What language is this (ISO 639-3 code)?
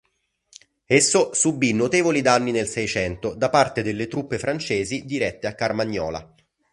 ita